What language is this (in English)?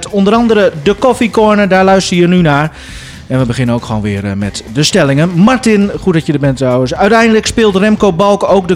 Dutch